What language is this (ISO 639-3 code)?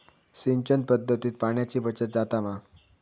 mar